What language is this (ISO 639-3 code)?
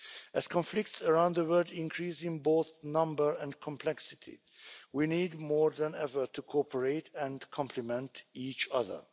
eng